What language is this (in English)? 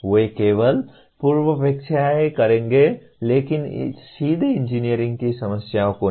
Hindi